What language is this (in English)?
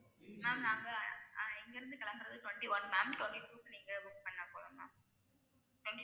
Tamil